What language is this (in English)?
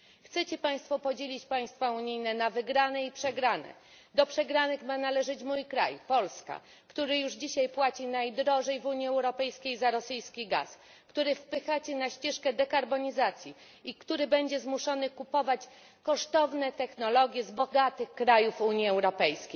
Polish